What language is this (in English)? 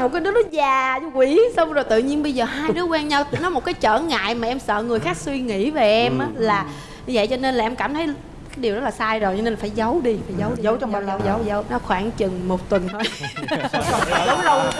Vietnamese